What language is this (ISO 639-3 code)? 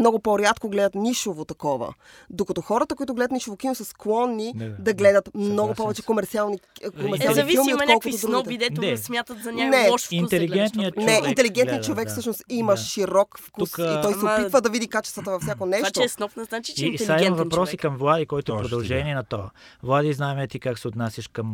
bul